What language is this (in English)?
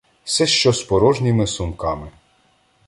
Ukrainian